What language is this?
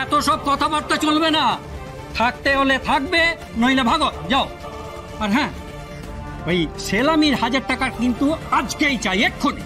Bangla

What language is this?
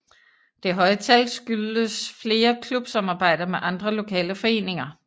Danish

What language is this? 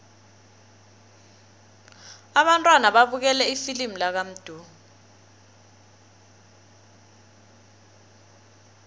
South Ndebele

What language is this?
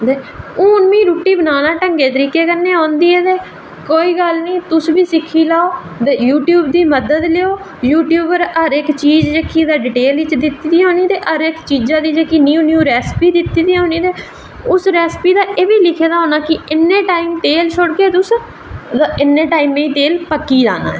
Dogri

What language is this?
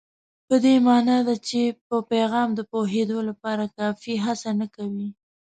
Pashto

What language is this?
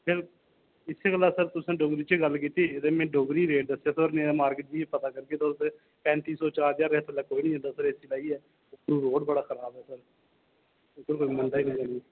Dogri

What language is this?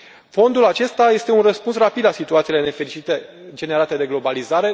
Romanian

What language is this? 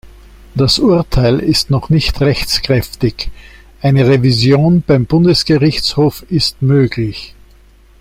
German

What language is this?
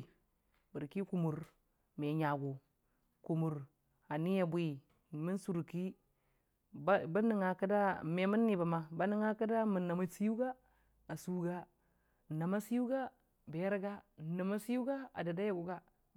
Dijim-Bwilim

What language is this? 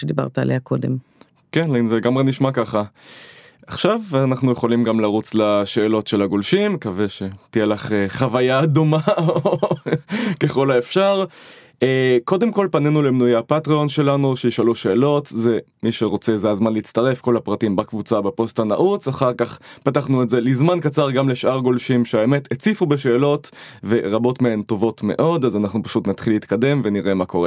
Hebrew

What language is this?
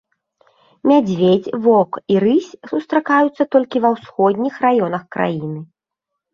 Belarusian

